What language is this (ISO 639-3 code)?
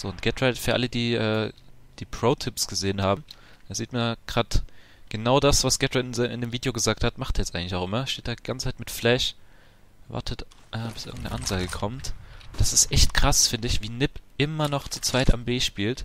deu